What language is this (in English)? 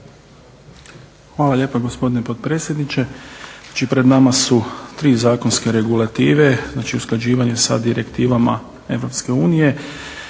Croatian